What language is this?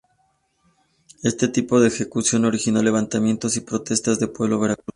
Spanish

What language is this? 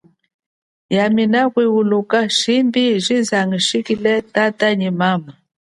Chokwe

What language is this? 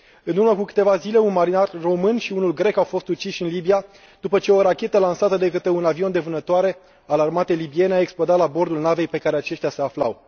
Romanian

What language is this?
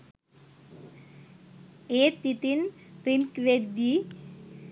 Sinhala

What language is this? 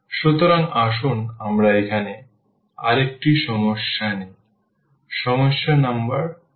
Bangla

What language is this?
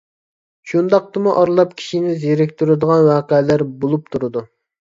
Uyghur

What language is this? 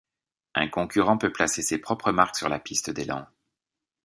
French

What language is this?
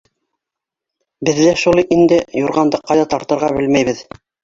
Bashkir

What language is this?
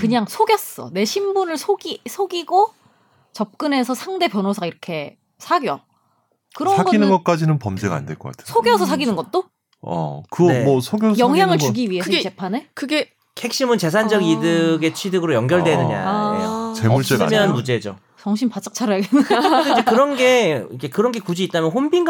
Korean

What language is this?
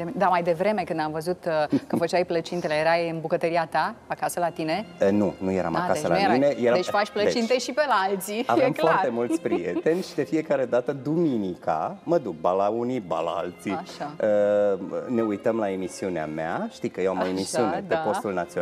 Romanian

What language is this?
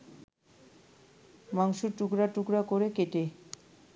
Bangla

